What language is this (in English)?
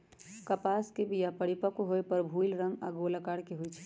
Magahi